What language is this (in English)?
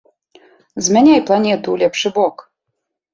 Belarusian